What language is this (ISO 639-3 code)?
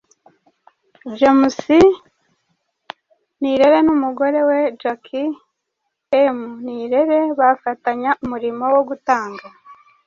kin